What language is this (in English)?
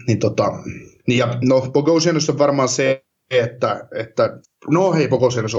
Finnish